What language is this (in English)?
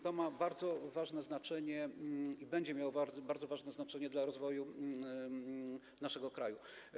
Polish